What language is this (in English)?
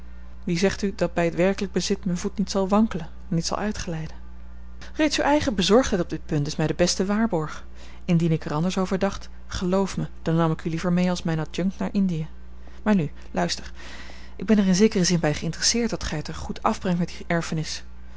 Dutch